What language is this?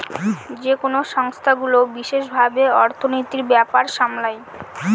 Bangla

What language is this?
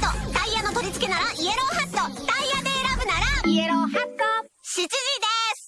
Japanese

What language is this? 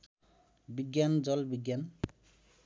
Nepali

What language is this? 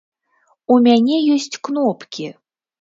Belarusian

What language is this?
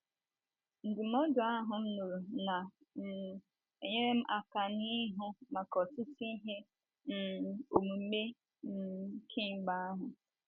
Igbo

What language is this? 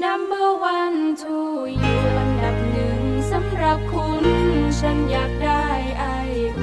Thai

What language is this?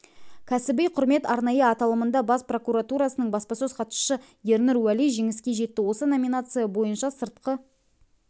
Kazakh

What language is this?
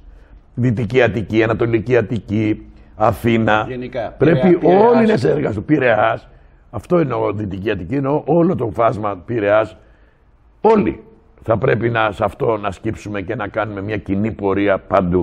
Greek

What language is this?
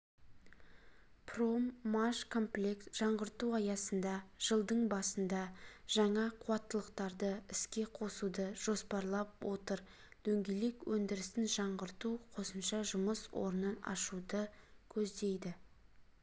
Kazakh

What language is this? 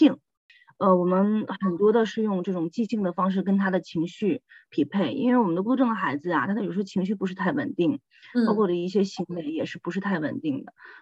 Chinese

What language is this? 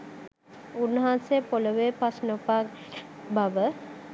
Sinhala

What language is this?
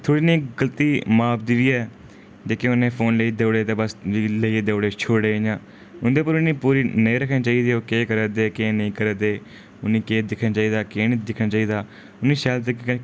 Dogri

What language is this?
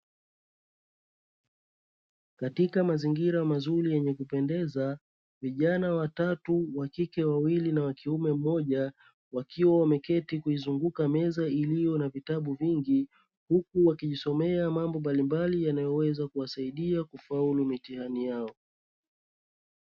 Swahili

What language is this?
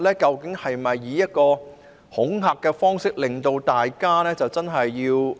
Cantonese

